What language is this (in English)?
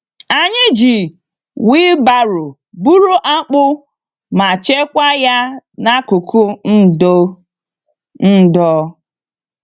Igbo